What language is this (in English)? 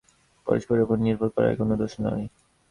Bangla